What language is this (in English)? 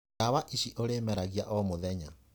Kikuyu